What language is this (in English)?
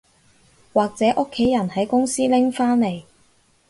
Cantonese